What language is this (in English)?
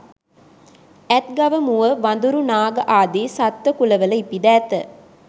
Sinhala